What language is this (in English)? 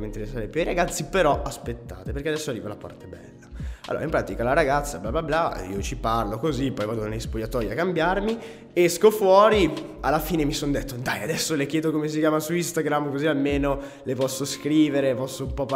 Italian